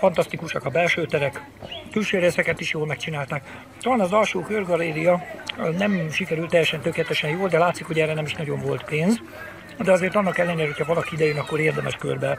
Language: Hungarian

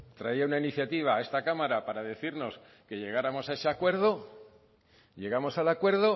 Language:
Spanish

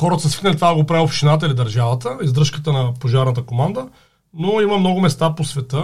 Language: Bulgarian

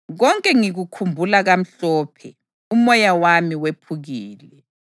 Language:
North Ndebele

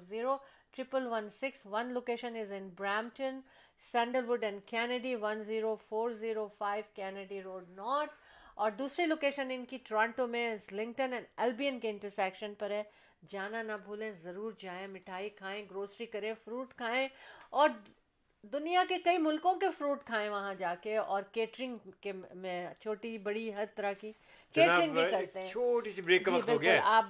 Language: Urdu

